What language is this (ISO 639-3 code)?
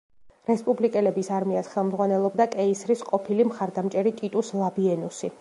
kat